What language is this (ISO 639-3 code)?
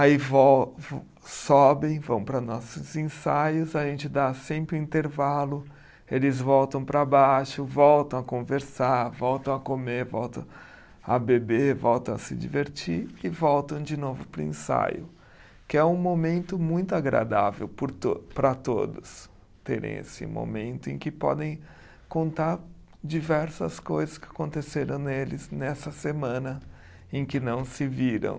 por